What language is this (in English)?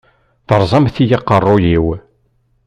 Kabyle